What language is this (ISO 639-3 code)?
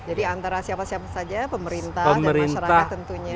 ind